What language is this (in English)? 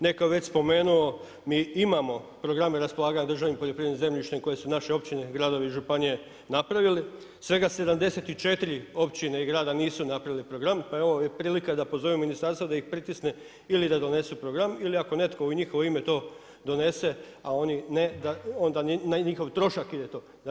Croatian